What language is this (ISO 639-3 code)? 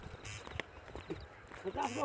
bho